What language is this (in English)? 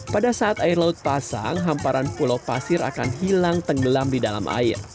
Indonesian